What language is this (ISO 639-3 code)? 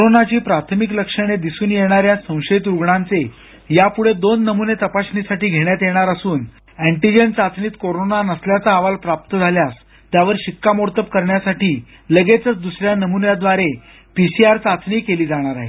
mar